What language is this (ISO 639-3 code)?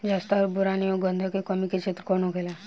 bho